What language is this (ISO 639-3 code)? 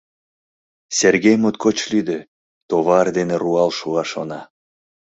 chm